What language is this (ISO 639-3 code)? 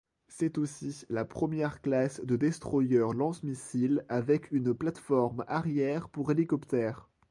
fra